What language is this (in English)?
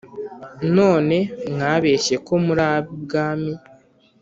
Kinyarwanda